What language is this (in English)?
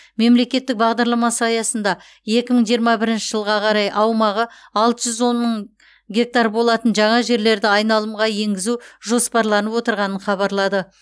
Kazakh